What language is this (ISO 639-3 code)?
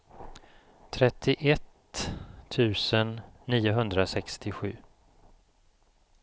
swe